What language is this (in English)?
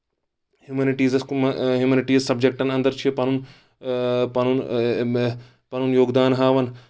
Kashmiri